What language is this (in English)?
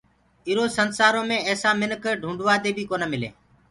Gurgula